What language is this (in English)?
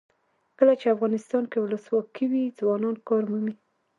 Pashto